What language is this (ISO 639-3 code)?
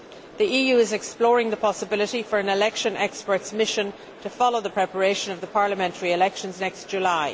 eng